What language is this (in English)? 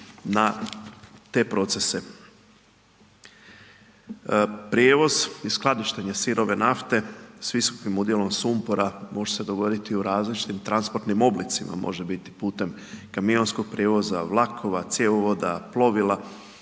Croatian